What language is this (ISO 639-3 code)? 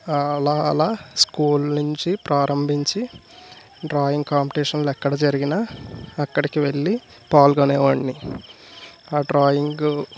tel